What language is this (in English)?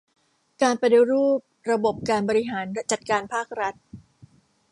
Thai